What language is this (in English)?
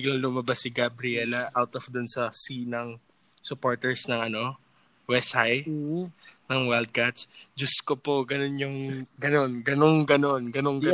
Filipino